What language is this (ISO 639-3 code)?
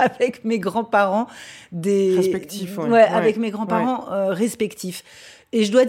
fra